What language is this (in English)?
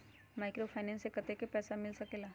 Magahi